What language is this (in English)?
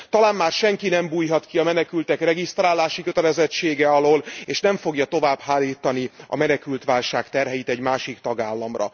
Hungarian